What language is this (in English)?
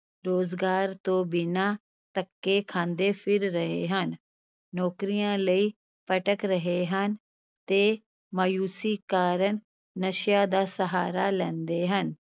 Punjabi